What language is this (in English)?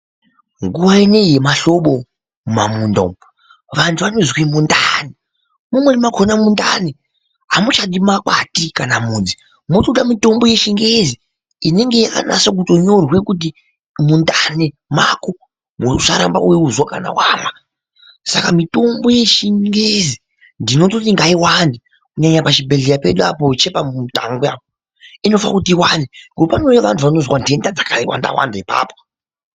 Ndau